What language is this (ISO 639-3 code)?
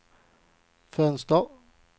swe